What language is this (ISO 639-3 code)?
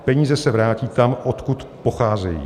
ces